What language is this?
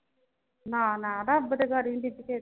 Punjabi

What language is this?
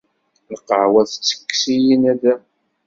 Kabyle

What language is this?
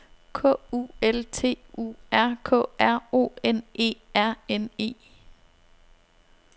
Danish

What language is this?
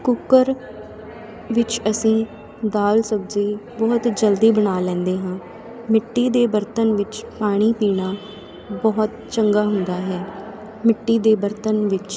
Punjabi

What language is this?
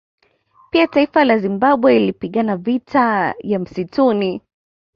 Swahili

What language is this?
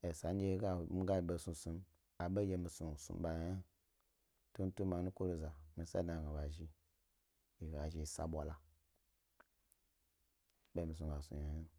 Gbari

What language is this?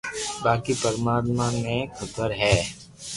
Loarki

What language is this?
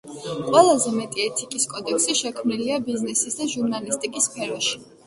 Georgian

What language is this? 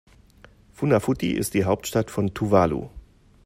German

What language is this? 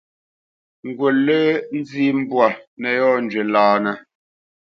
Bamenyam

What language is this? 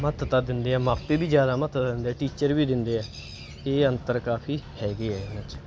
Punjabi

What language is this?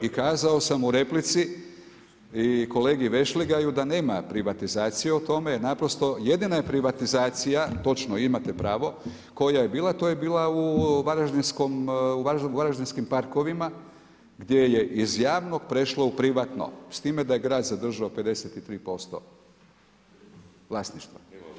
Croatian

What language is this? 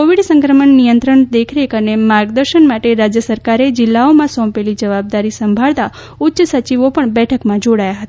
Gujarati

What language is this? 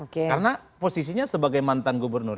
Indonesian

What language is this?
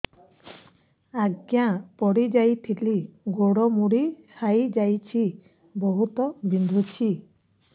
Odia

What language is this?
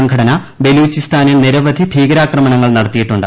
Malayalam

